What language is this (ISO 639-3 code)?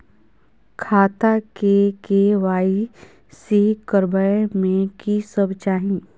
mai